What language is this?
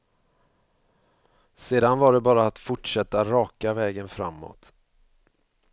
Swedish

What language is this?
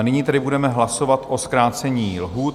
Czech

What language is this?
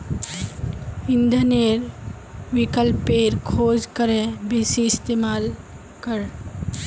Magahi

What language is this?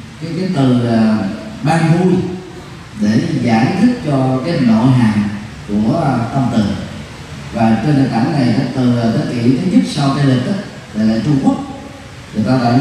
Vietnamese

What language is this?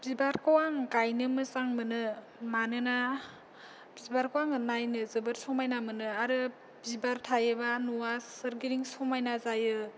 Bodo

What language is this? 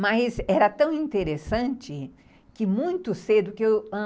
Portuguese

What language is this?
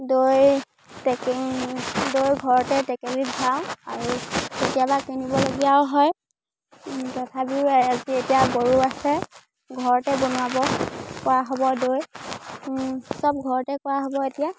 Assamese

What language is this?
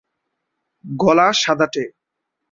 Bangla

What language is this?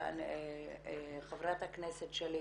Hebrew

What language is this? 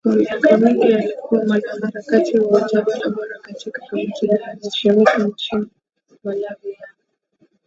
Swahili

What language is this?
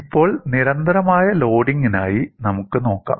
Malayalam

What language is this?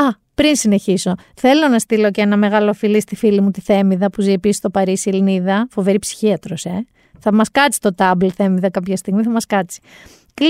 Greek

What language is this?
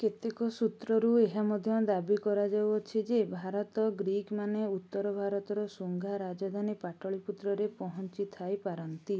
Odia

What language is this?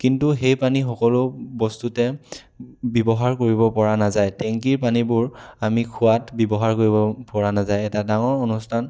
Assamese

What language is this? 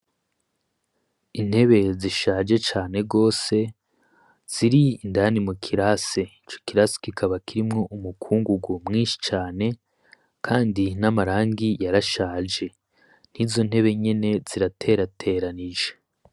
Rundi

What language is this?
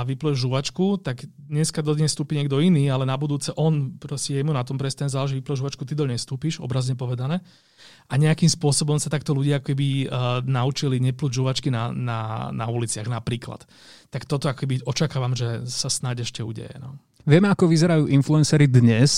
Slovak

